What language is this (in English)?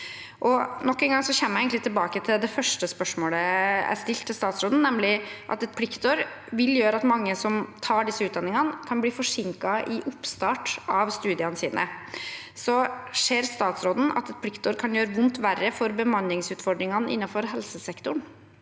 Norwegian